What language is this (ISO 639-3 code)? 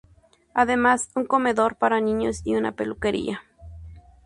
spa